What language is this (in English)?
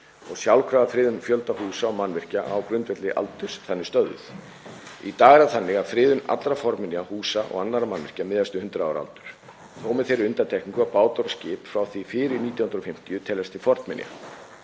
Icelandic